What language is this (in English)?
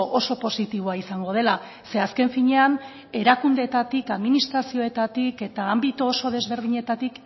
Basque